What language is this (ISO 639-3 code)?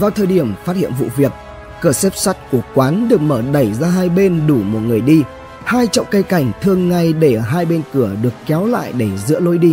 vie